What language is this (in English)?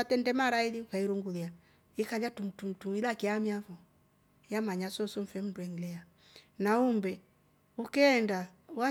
Rombo